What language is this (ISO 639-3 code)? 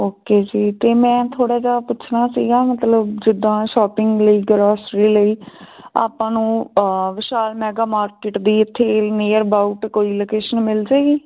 pan